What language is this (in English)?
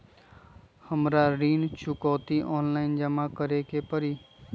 Magahi